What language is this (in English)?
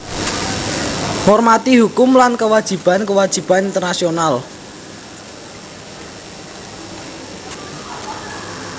Javanese